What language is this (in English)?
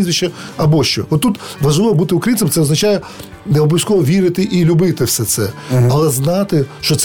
Ukrainian